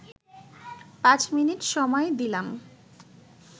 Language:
Bangla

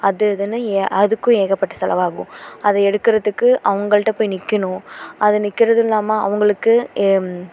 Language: Tamil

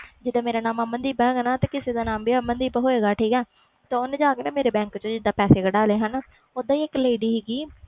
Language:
Punjabi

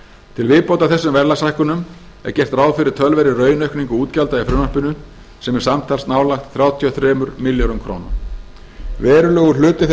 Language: Icelandic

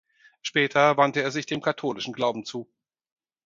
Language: German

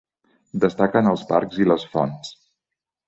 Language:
Catalan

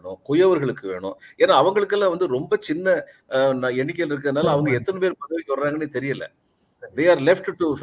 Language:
Tamil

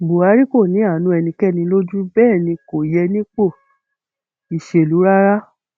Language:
Yoruba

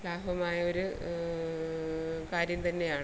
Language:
Malayalam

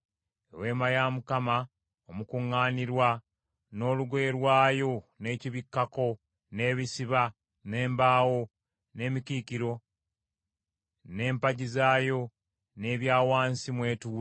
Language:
Ganda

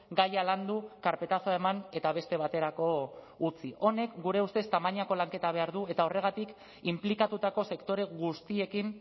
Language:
Basque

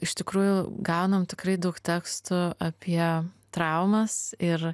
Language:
Lithuanian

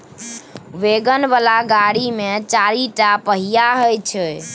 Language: Maithili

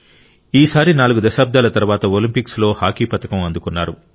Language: Telugu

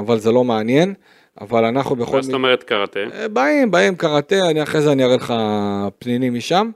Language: Hebrew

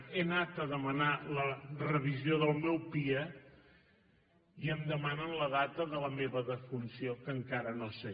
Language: Catalan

